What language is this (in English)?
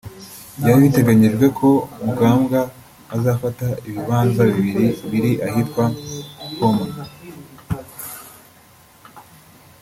Kinyarwanda